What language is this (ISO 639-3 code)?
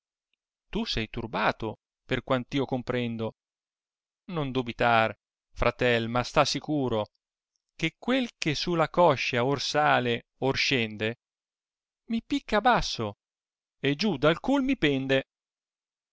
ita